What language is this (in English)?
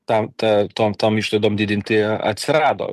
Lithuanian